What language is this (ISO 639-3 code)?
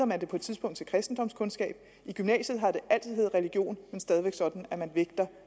dan